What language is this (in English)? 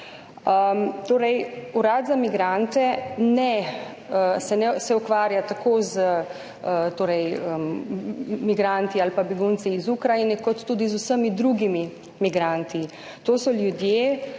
Slovenian